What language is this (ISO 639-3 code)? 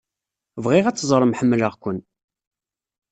kab